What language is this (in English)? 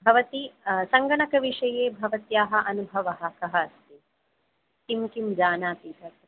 Sanskrit